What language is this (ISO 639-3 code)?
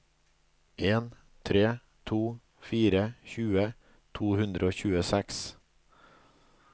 nor